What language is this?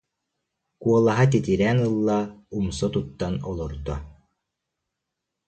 Yakut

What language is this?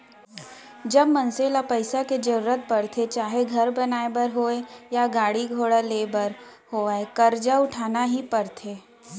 Chhattisgarhi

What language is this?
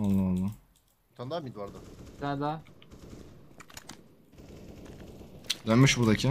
Turkish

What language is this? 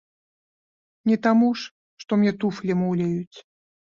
Belarusian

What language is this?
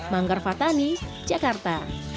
Indonesian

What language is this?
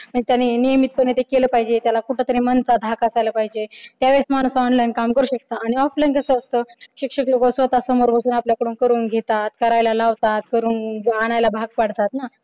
Marathi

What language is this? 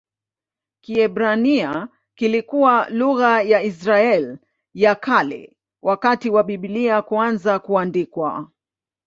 Swahili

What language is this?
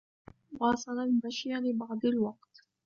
Arabic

